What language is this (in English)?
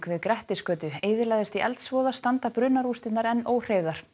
Icelandic